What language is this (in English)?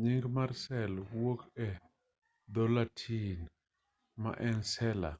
Luo (Kenya and Tanzania)